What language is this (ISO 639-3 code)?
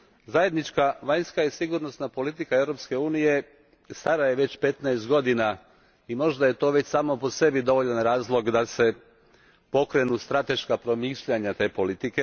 hrv